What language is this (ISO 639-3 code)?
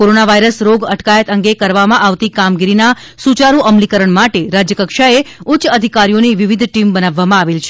guj